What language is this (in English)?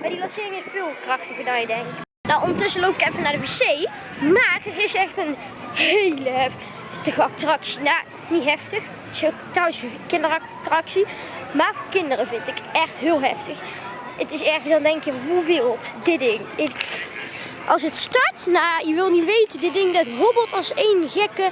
Dutch